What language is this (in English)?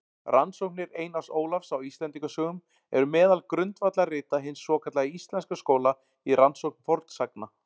Icelandic